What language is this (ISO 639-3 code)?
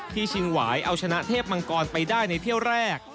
tha